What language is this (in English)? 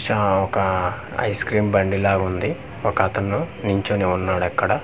Telugu